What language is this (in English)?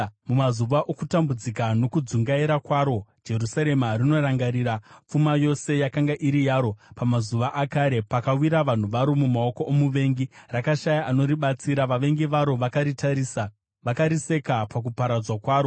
Shona